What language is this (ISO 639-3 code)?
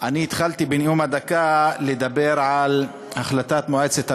heb